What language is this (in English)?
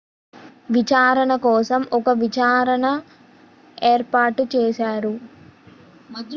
Telugu